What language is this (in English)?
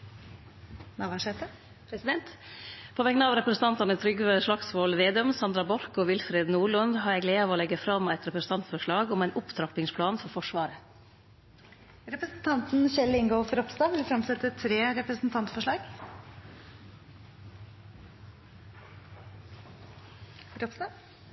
Norwegian Nynorsk